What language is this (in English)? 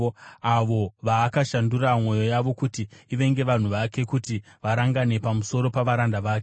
Shona